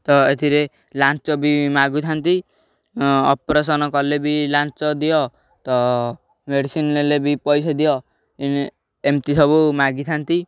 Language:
Odia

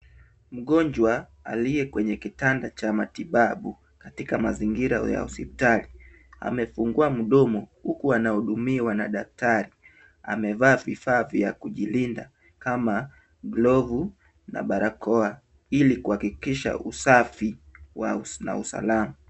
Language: Swahili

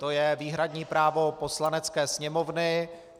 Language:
Czech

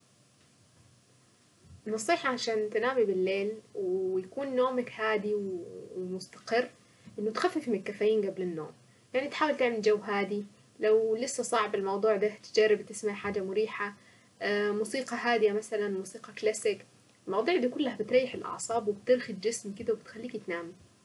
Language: Saidi Arabic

